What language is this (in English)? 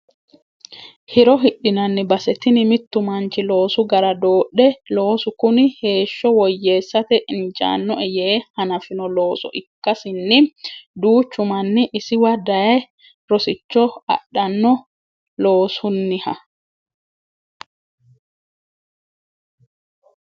Sidamo